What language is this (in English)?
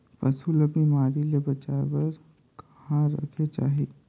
Chhattisgarhi